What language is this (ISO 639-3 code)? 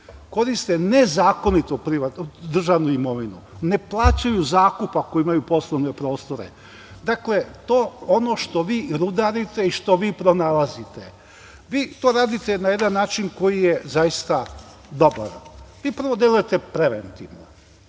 srp